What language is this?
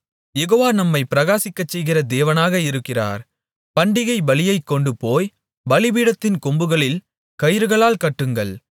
Tamil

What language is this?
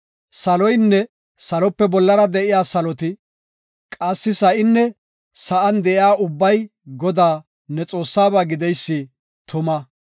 Gofa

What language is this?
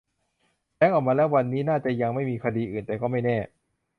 Thai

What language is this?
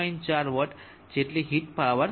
Gujarati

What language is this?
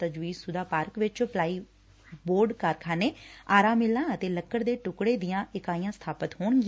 Punjabi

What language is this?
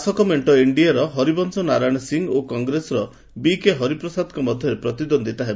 Odia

